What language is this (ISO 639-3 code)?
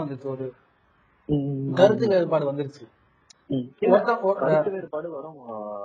tam